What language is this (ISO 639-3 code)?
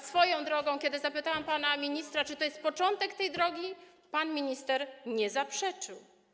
pol